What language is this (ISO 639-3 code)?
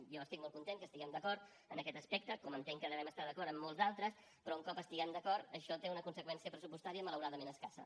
cat